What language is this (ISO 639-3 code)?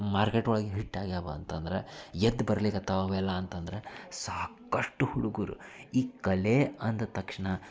kan